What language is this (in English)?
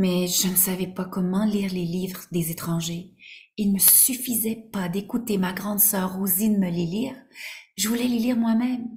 French